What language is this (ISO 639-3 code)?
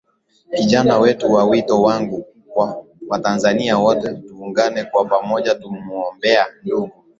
swa